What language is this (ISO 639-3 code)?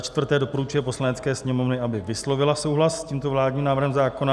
ces